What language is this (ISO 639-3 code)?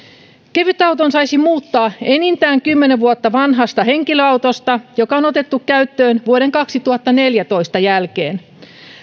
fin